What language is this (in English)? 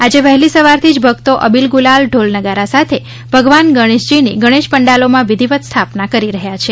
Gujarati